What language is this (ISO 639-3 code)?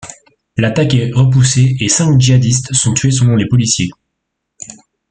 fra